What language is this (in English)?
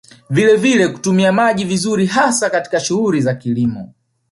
Swahili